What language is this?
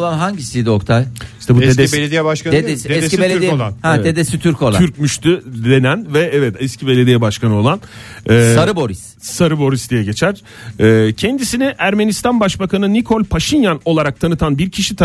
Turkish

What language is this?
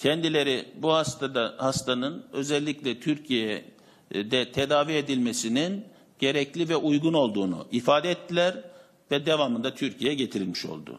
Turkish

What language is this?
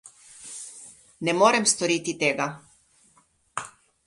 Slovenian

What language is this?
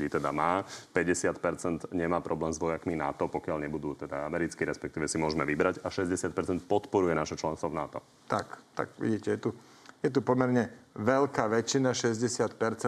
Slovak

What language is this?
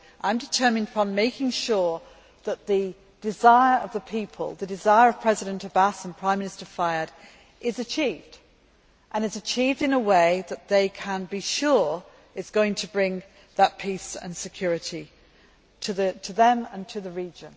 English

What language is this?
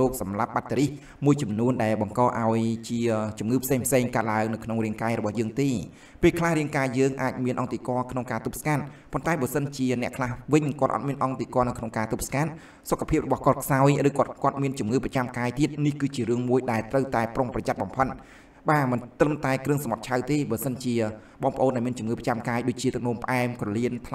Thai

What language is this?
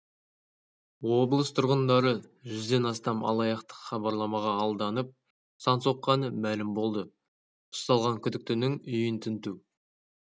Kazakh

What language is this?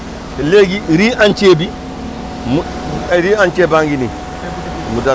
Wolof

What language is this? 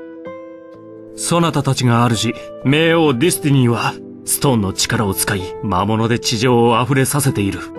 Japanese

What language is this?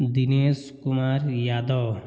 Hindi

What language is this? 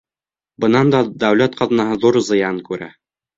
Bashkir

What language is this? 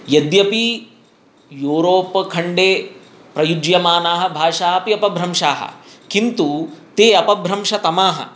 Sanskrit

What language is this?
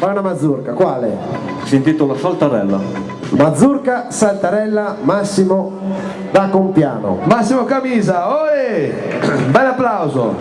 Italian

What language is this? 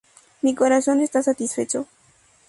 Spanish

